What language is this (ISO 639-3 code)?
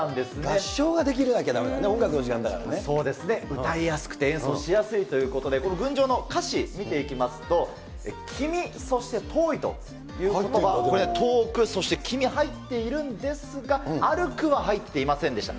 jpn